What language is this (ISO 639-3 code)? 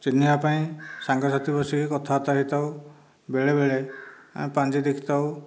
ori